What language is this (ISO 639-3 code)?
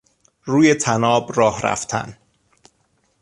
fas